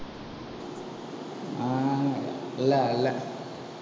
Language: Tamil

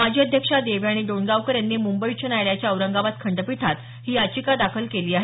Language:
Marathi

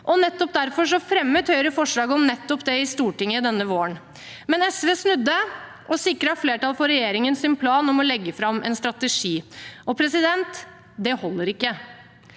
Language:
Norwegian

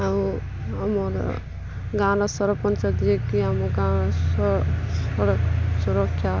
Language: Odia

